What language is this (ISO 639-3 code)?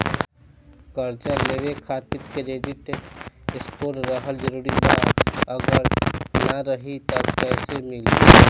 bho